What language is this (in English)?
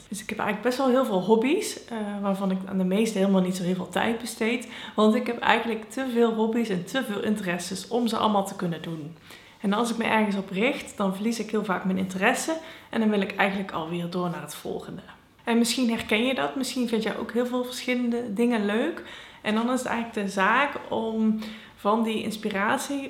Dutch